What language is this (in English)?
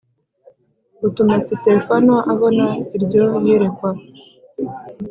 Kinyarwanda